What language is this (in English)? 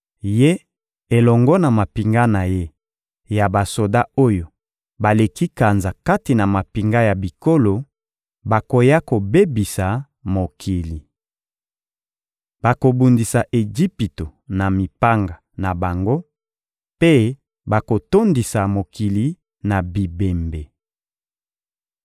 Lingala